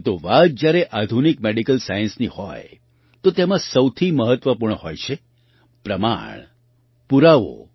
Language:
Gujarati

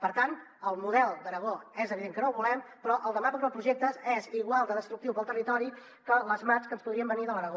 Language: Catalan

